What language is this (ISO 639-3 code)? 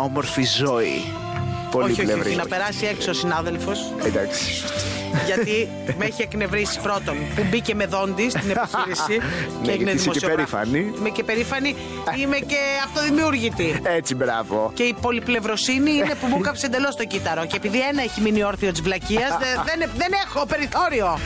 ell